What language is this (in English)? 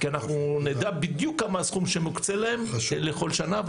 Hebrew